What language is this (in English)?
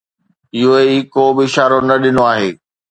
Sindhi